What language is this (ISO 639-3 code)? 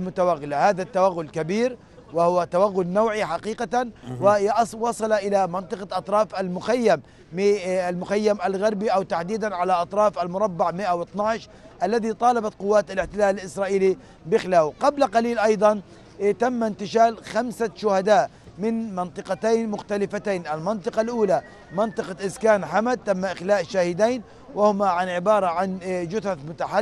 ara